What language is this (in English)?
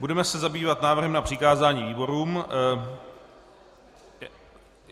Czech